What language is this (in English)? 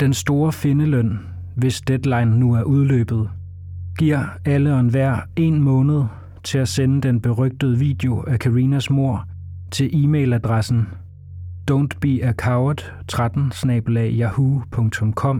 Danish